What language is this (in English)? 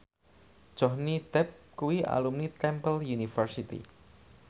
Javanese